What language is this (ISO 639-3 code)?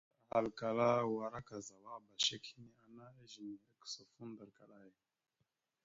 mxu